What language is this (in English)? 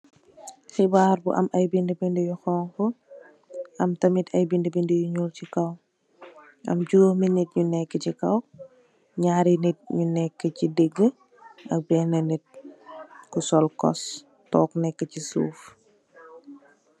Wolof